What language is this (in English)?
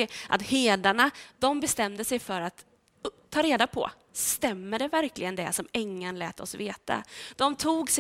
Swedish